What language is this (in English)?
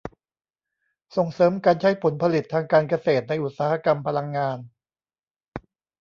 Thai